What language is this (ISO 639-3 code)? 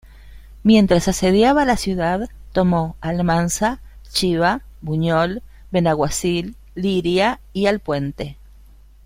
spa